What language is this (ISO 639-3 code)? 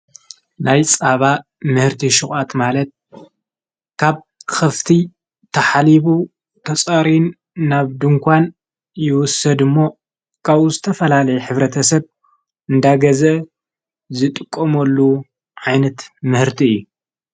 tir